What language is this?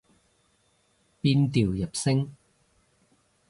Cantonese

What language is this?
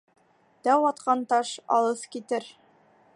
Bashkir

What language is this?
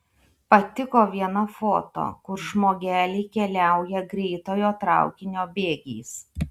Lithuanian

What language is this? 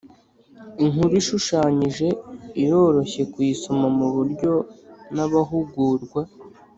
Kinyarwanda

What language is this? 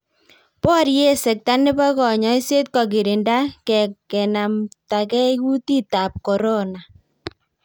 Kalenjin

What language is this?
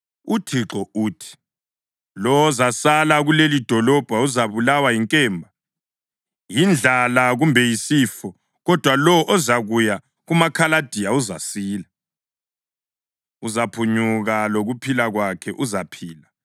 North Ndebele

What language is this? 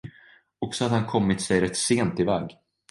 Swedish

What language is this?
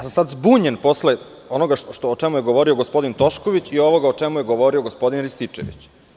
Serbian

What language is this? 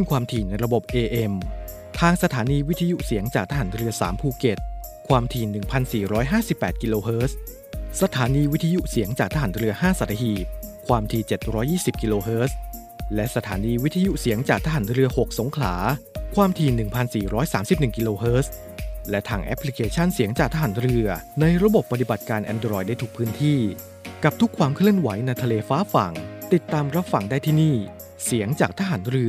Thai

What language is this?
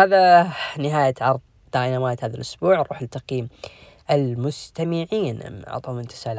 Arabic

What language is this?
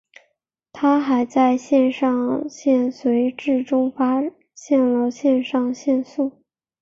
Chinese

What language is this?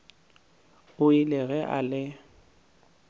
Northern Sotho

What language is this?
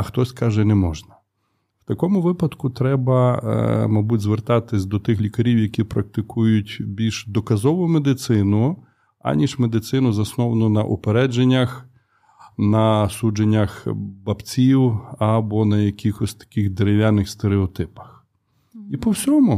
Ukrainian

